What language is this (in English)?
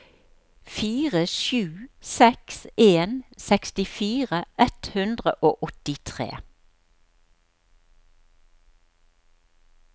Norwegian